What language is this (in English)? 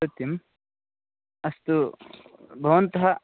Sanskrit